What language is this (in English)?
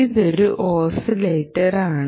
Malayalam